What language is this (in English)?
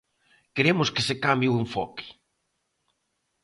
Galician